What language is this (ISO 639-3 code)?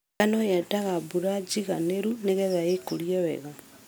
kik